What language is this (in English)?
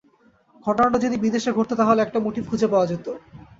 Bangla